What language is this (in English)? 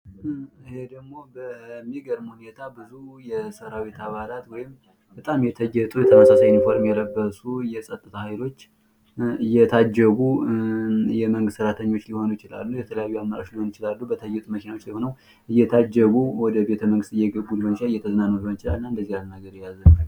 Amharic